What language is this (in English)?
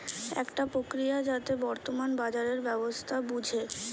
Bangla